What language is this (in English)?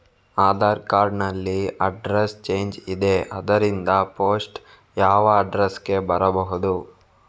Kannada